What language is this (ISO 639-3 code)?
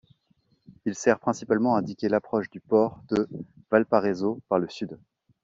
fra